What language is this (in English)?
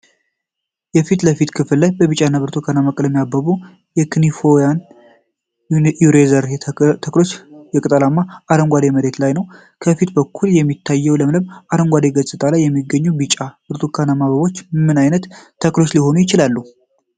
Amharic